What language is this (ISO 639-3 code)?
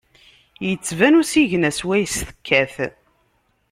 kab